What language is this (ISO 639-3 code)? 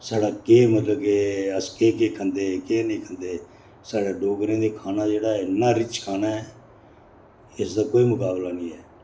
doi